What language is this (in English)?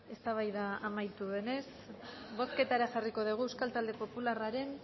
Basque